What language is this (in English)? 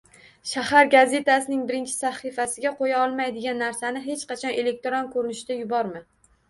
Uzbek